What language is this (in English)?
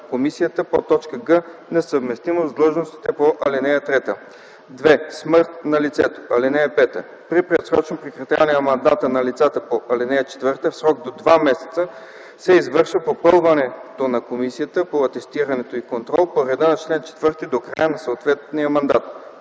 Bulgarian